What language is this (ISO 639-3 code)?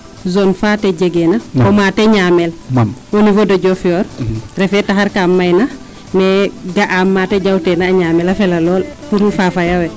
srr